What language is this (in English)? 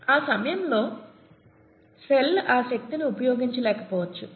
Telugu